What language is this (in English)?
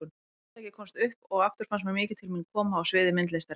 Icelandic